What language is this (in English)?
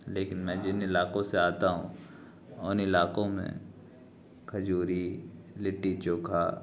Urdu